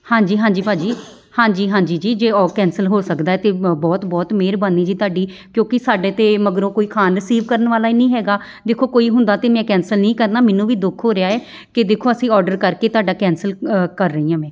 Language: Punjabi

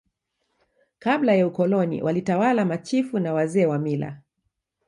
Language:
Swahili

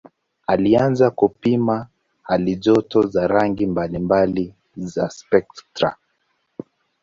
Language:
Swahili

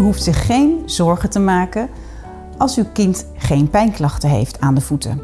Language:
Dutch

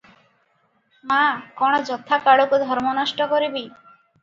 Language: Odia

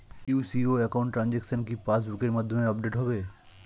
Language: Bangla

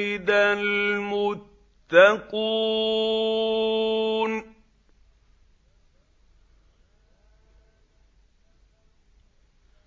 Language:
Arabic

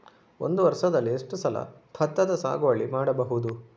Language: Kannada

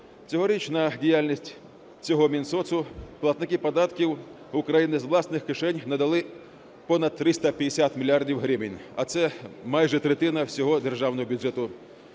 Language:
Ukrainian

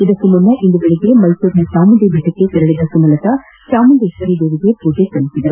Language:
Kannada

